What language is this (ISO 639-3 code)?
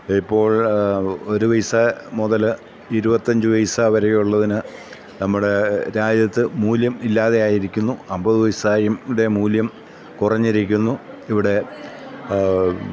mal